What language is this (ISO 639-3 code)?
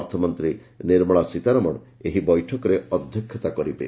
ori